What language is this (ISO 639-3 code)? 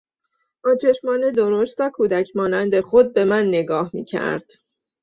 fas